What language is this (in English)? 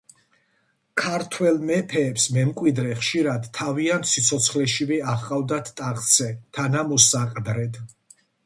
Georgian